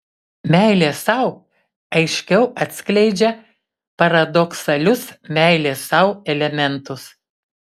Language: Lithuanian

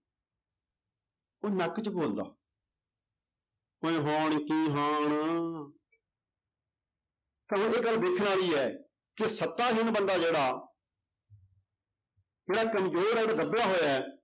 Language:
Punjabi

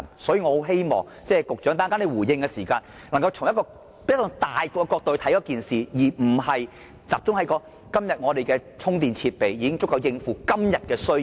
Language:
Cantonese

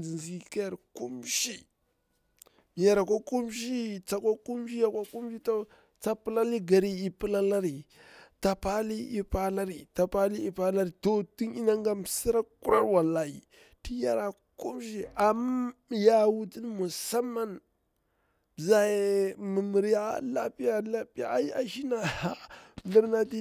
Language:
Bura-Pabir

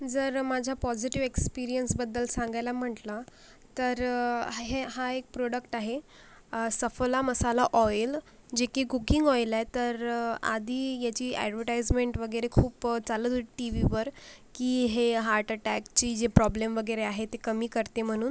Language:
Marathi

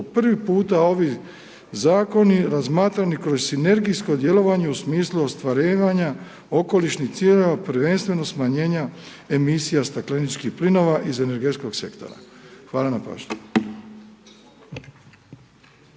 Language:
Croatian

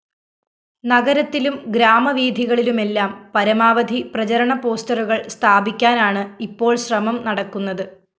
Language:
Malayalam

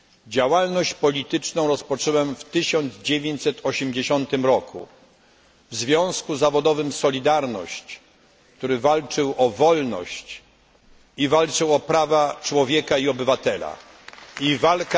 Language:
Polish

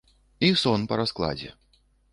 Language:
Belarusian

